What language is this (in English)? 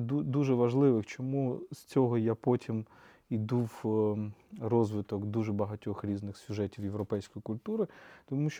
Ukrainian